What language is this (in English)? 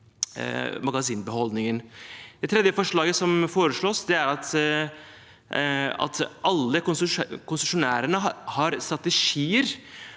Norwegian